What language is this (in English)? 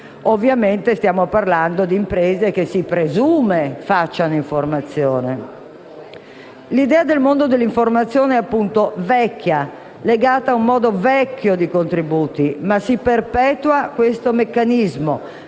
Italian